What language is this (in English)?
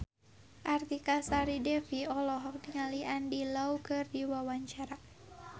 Sundanese